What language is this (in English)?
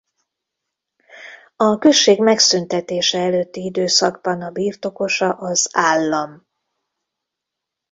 Hungarian